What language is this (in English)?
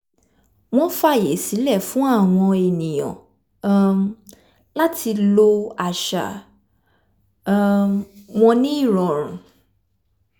Yoruba